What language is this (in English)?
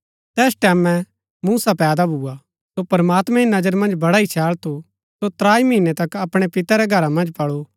Gaddi